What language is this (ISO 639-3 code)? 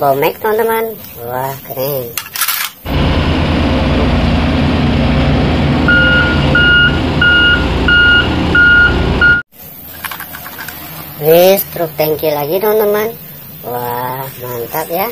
ind